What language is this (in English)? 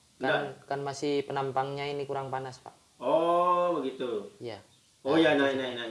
Indonesian